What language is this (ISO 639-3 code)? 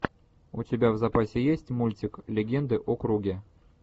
rus